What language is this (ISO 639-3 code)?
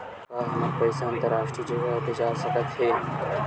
hne